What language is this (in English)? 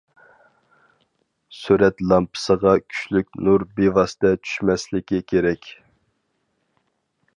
Uyghur